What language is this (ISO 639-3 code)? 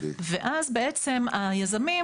heb